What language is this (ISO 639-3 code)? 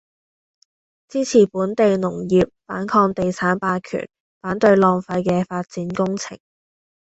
yue